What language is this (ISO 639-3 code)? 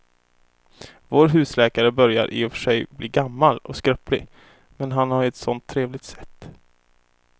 swe